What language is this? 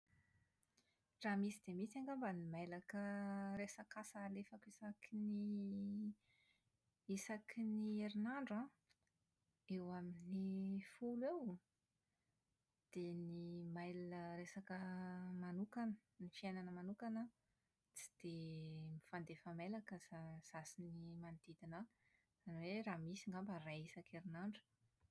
Malagasy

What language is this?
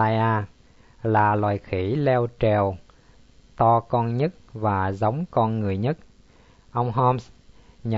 Vietnamese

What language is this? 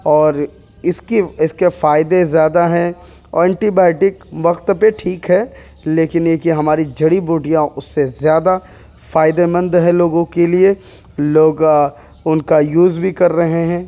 Urdu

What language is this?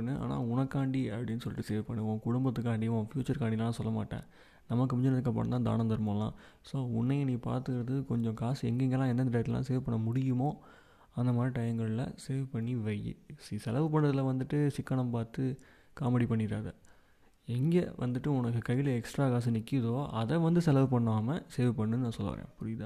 Tamil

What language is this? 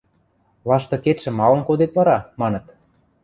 Western Mari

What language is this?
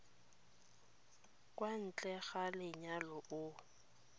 Tswana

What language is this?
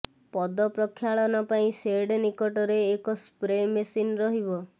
Odia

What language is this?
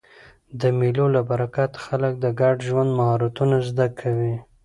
Pashto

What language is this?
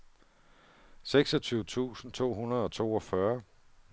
Danish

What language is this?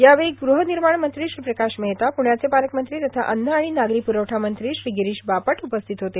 Marathi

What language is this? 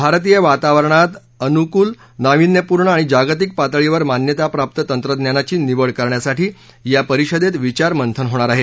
Marathi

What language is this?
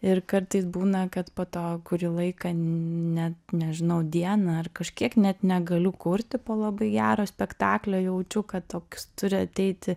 Lithuanian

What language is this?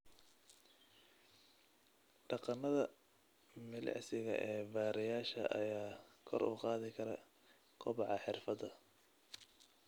Somali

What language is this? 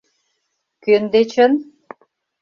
Mari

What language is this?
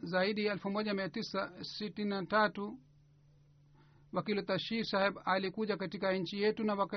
Swahili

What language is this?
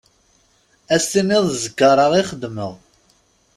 Kabyle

